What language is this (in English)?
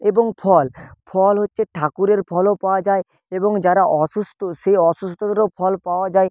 Bangla